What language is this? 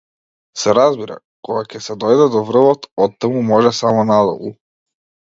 Macedonian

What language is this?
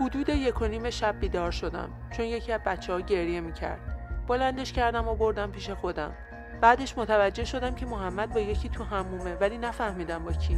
Persian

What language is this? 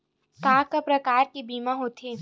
Chhattisgarhi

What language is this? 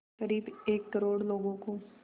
Hindi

